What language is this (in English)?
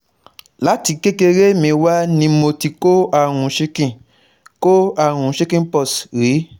Yoruba